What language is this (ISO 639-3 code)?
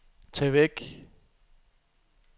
dan